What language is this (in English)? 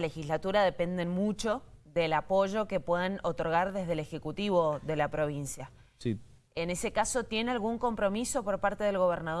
Spanish